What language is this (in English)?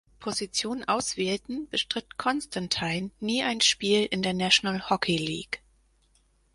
German